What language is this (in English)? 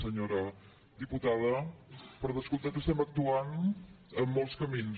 Catalan